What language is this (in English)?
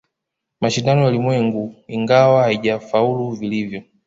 Swahili